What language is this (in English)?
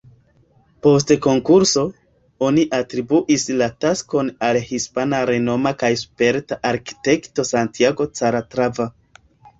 Esperanto